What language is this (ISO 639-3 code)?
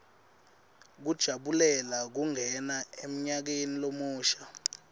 ssw